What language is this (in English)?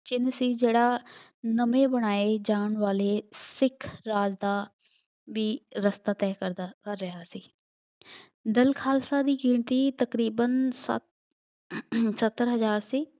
Punjabi